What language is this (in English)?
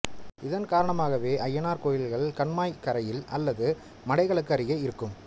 Tamil